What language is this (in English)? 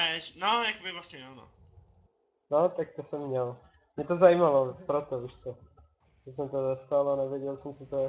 Czech